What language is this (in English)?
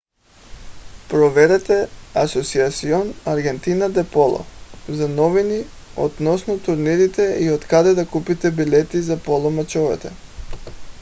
Bulgarian